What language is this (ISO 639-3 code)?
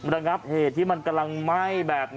tha